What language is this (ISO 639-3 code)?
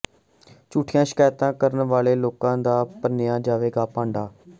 pan